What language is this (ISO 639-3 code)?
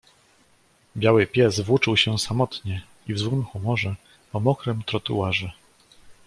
pol